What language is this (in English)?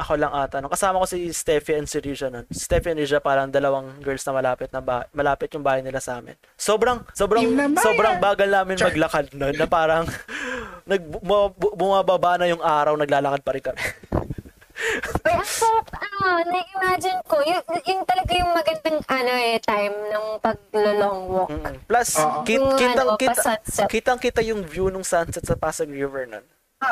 Filipino